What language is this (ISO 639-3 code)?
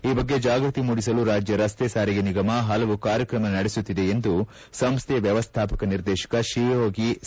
kan